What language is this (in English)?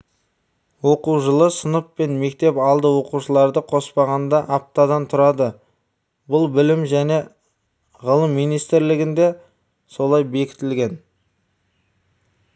Kazakh